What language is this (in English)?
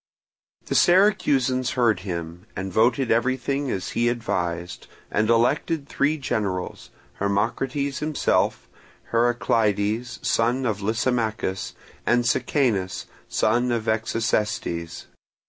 English